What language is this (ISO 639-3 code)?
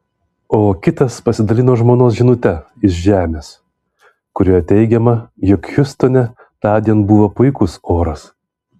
lit